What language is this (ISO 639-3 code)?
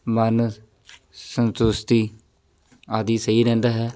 pan